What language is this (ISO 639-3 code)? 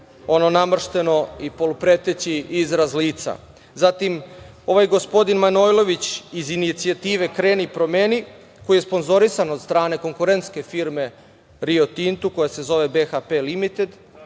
srp